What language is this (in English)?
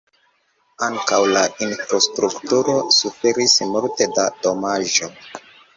Esperanto